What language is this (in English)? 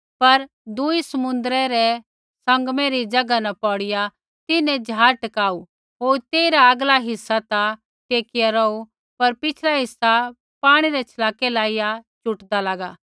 Kullu Pahari